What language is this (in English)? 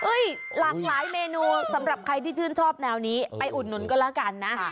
Thai